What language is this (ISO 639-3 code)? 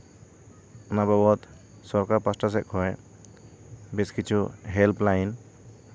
sat